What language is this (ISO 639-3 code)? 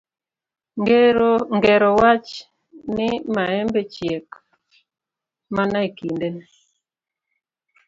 luo